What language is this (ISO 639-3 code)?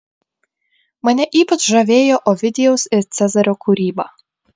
lit